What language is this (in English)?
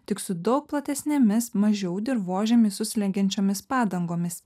Lithuanian